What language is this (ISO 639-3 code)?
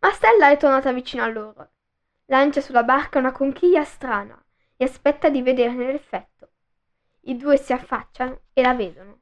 ita